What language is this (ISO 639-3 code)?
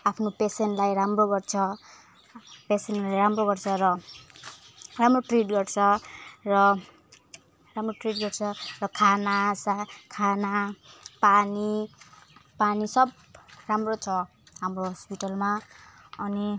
nep